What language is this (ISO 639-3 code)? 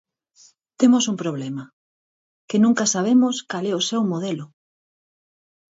glg